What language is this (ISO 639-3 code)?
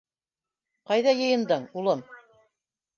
bak